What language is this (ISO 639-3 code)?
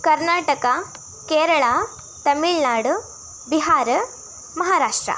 kan